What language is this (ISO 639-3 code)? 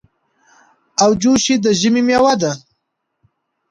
pus